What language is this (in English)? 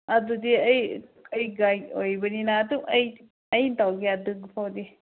Manipuri